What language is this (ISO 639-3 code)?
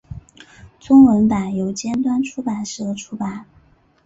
zho